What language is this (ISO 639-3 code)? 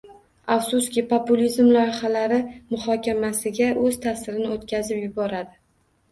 uzb